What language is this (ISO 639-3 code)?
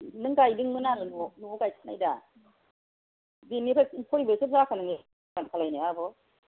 brx